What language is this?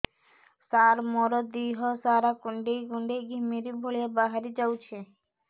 Odia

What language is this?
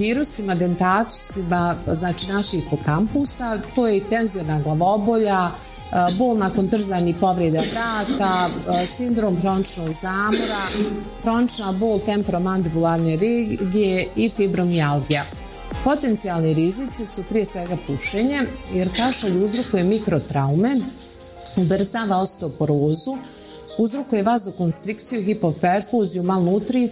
Croatian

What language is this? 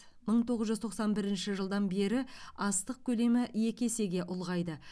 Kazakh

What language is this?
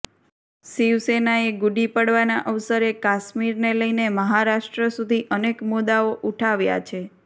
Gujarati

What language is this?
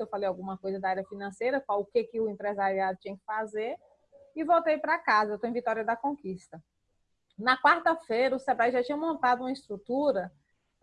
Portuguese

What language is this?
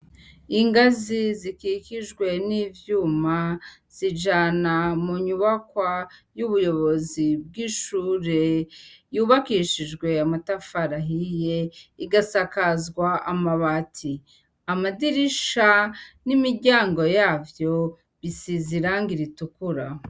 Rundi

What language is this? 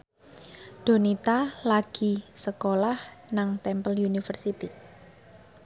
Javanese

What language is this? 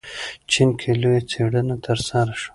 Pashto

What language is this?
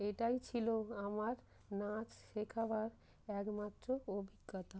Bangla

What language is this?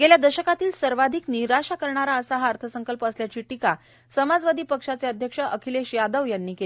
Marathi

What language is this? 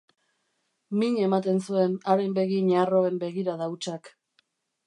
Basque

